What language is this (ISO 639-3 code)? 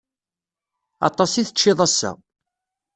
kab